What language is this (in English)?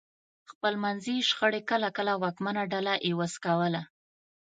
Pashto